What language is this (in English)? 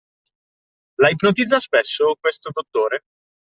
Italian